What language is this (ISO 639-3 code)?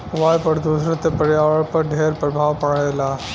bho